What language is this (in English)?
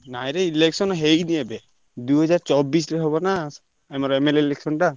Odia